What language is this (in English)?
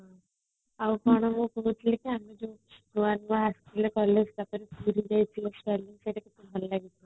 Odia